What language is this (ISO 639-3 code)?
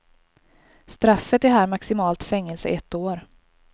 swe